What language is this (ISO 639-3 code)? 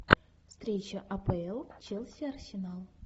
rus